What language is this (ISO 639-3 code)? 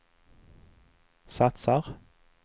swe